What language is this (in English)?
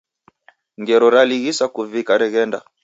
Taita